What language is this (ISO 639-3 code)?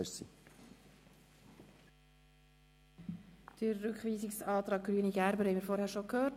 gsw